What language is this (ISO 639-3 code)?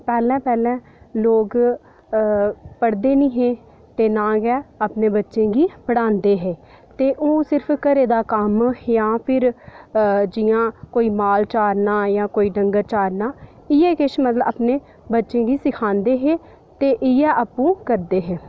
doi